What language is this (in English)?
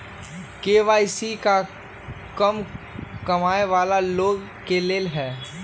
Magahi